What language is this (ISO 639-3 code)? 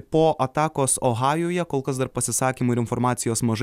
lit